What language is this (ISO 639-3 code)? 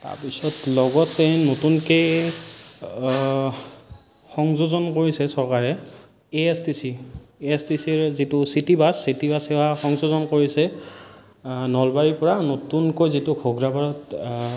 asm